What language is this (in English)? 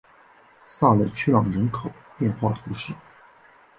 Chinese